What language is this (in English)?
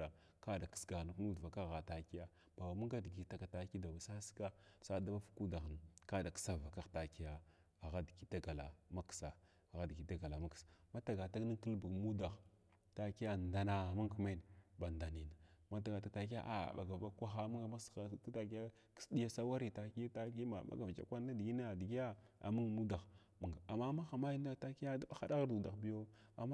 Glavda